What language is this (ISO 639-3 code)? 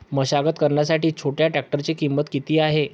mar